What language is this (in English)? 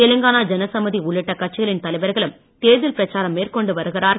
Tamil